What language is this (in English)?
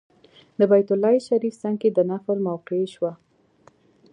Pashto